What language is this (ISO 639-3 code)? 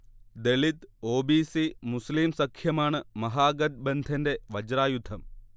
mal